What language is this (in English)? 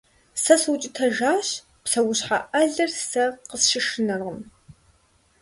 Kabardian